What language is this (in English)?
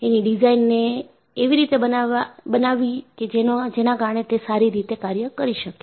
Gujarati